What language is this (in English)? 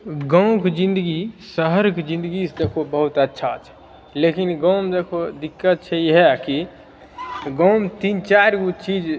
Maithili